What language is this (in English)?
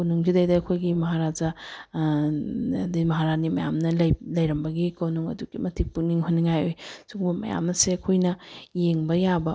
Manipuri